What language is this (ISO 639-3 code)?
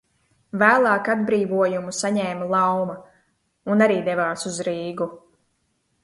lav